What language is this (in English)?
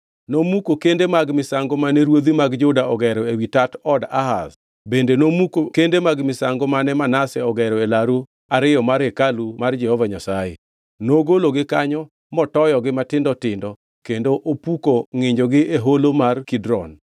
Luo (Kenya and Tanzania)